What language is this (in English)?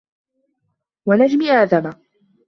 Arabic